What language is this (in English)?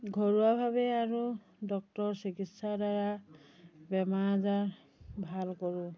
Assamese